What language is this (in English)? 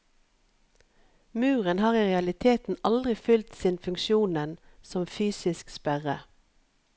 Norwegian